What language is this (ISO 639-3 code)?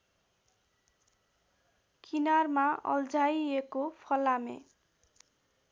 nep